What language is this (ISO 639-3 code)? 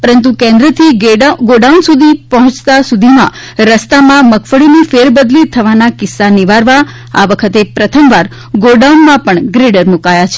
guj